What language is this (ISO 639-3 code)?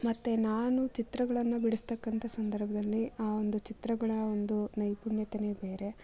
kan